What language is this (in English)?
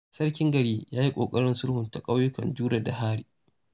Hausa